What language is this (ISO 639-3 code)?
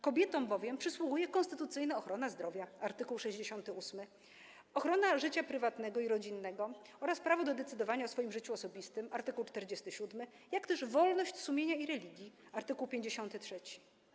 pol